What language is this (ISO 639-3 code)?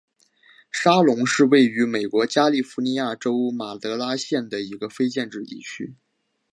zho